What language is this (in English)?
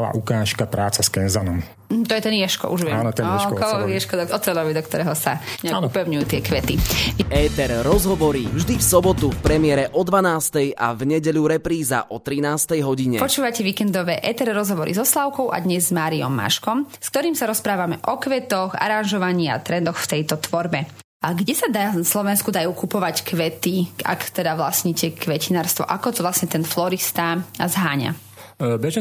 Slovak